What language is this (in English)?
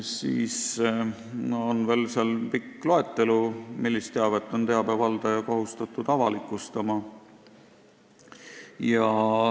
Estonian